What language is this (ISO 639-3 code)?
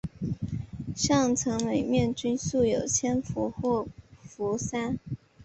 zho